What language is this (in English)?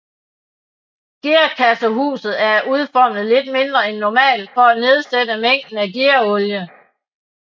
Danish